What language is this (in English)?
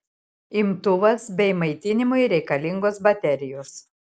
Lithuanian